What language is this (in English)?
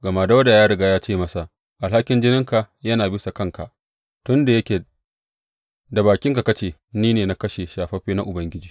Hausa